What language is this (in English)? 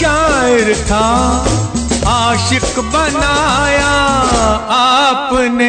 Hindi